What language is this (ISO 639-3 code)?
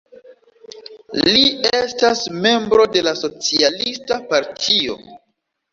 epo